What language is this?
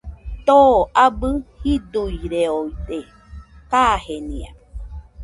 Nüpode Huitoto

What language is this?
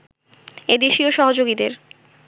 Bangla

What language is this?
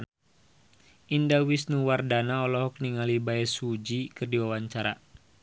Sundanese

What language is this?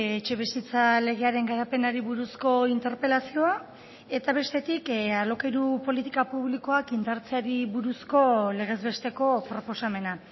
Basque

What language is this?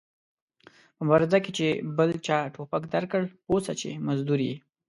Pashto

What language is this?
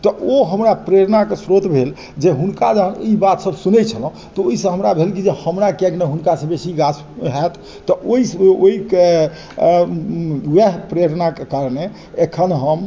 Maithili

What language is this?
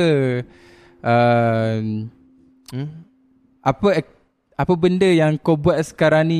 Malay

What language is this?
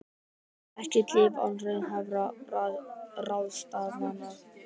Icelandic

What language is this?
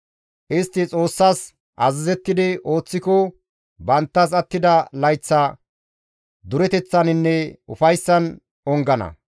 Gamo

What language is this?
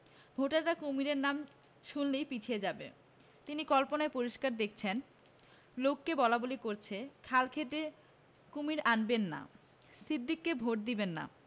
Bangla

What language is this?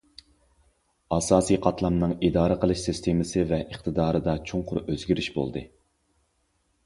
Uyghur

